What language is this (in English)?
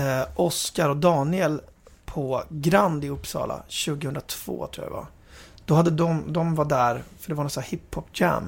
Swedish